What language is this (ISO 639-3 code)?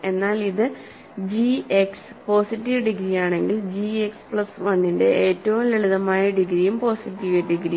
mal